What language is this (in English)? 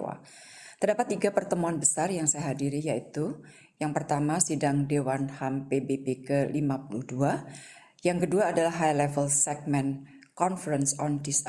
Indonesian